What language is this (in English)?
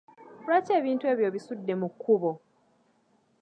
Ganda